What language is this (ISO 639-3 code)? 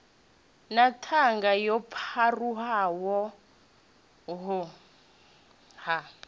ven